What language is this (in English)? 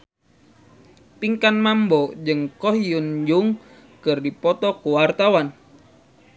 Sundanese